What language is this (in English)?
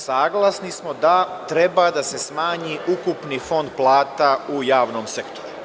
Serbian